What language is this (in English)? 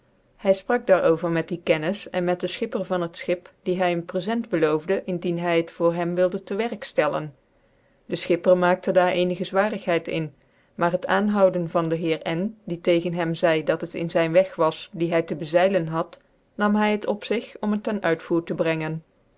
Dutch